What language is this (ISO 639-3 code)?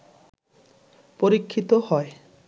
ben